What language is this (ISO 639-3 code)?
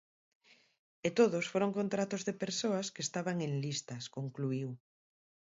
glg